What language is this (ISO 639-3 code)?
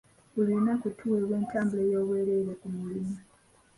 lug